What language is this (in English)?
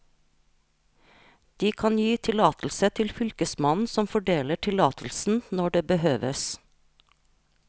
Norwegian